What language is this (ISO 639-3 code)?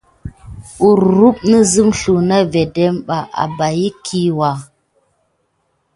gid